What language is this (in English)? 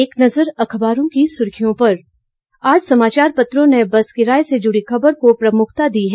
Hindi